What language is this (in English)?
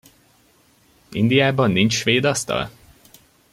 Hungarian